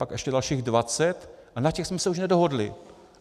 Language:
Czech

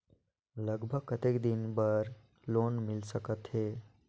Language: Chhattisgarhi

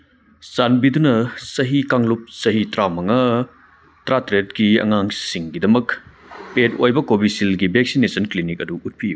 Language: Manipuri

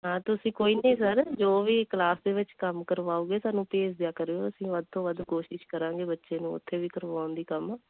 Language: Punjabi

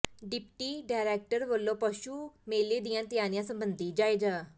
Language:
Punjabi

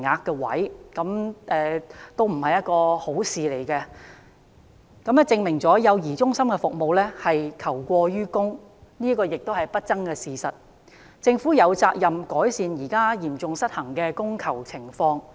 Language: Cantonese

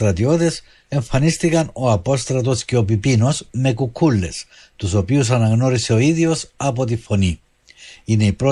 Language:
Greek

